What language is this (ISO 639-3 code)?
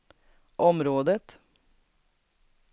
swe